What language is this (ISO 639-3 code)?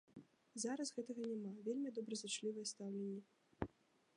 bel